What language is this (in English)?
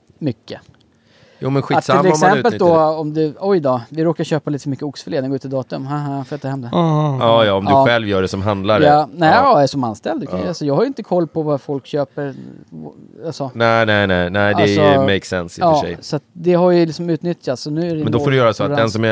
Swedish